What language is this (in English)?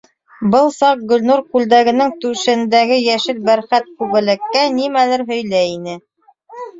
Bashkir